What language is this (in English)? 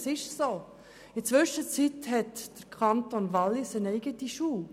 Swiss German